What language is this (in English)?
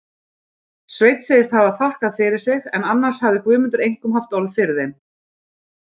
Icelandic